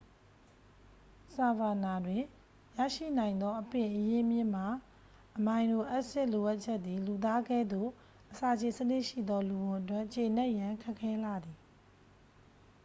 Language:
Burmese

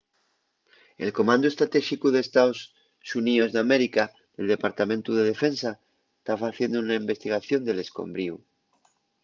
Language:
Asturian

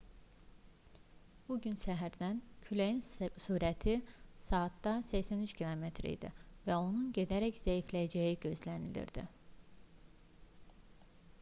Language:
Azerbaijani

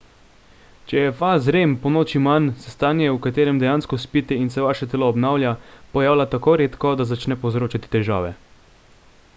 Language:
Slovenian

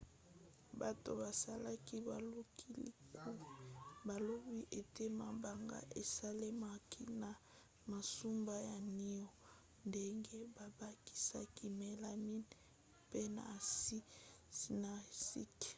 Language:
Lingala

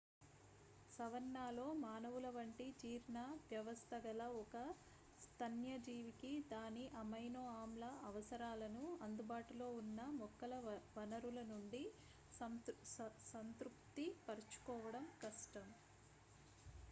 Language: Telugu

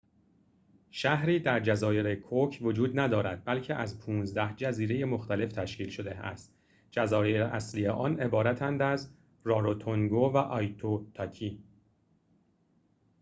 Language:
Persian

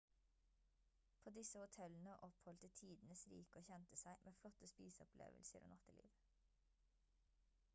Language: Norwegian Bokmål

